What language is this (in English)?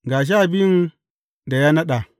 Hausa